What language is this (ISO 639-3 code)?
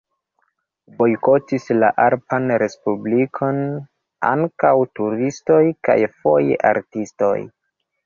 epo